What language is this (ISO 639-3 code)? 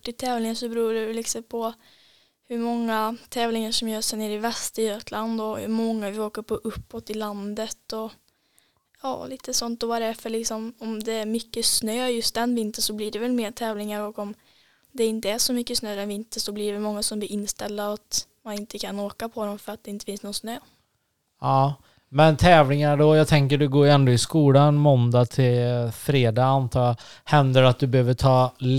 swe